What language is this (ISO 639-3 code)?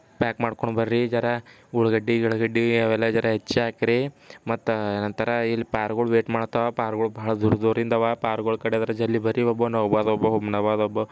kan